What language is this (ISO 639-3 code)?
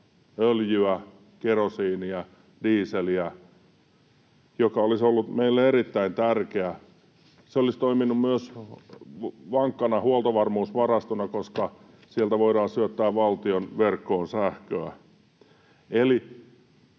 fin